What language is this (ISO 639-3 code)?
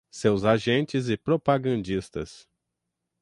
por